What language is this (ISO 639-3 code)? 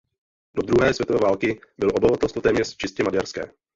ces